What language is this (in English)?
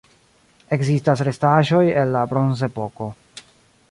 Esperanto